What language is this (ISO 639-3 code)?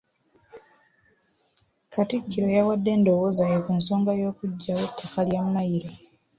lug